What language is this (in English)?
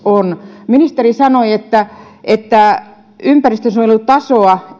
Finnish